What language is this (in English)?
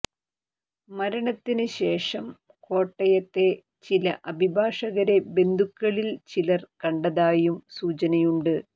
Malayalam